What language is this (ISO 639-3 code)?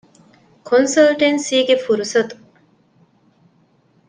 div